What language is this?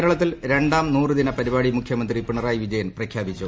Malayalam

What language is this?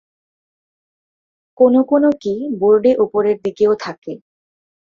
Bangla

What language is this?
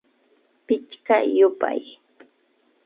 Imbabura Highland Quichua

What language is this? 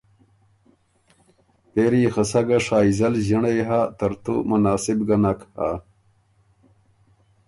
Ormuri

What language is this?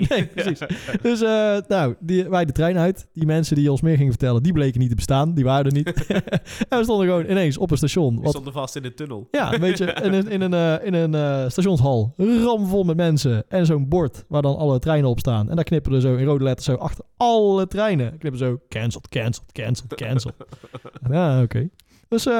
Dutch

